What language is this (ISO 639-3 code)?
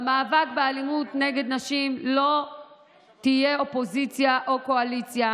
heb